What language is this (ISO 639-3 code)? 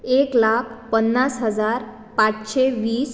kok